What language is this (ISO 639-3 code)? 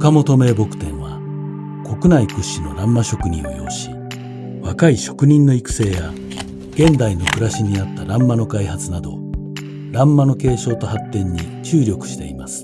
jpn